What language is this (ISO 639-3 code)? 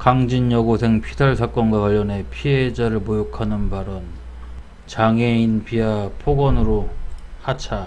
kor